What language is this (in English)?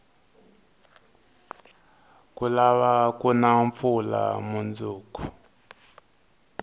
Tsonga